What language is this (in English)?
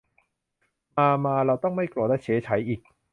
Thai